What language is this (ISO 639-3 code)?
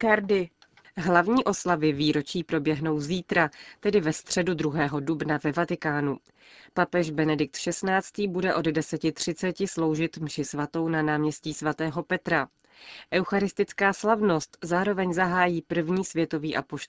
ces